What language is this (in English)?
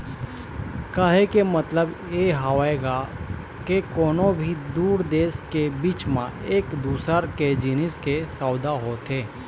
Chhattisgarhi